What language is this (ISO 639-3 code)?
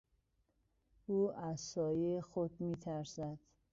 fas